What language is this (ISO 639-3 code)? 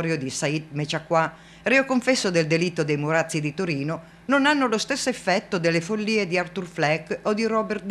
ita